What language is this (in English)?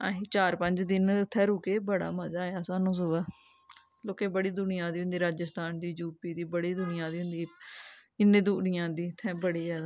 Dogri